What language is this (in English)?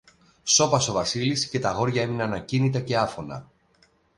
Greek